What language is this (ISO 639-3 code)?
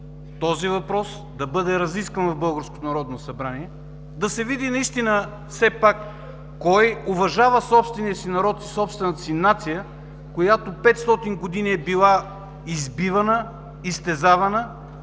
bul